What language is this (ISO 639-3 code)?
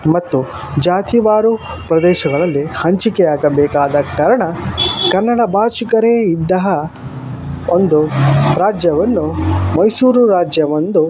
kan